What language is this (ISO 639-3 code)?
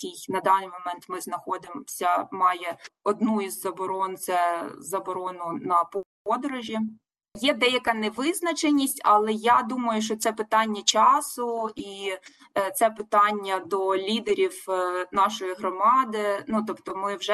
ukr